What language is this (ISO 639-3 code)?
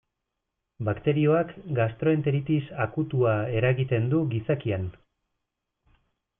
eus